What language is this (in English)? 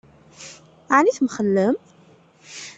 Kabyle